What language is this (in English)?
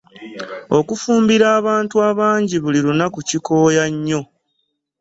Ganda